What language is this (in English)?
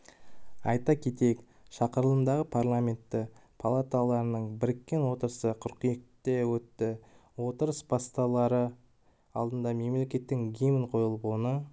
Kazakh